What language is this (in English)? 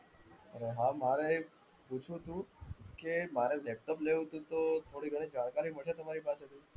Gujarati